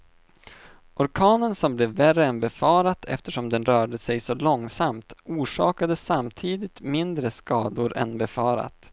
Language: Swedish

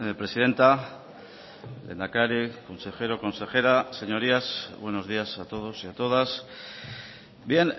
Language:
Spanish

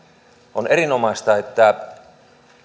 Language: Finnish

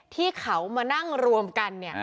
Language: Thai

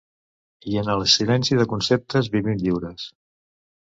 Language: Catalan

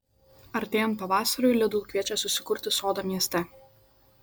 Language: Lithuanian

